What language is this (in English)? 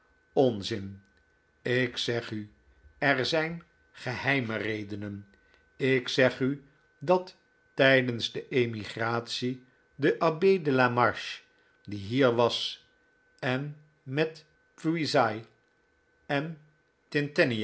Dutch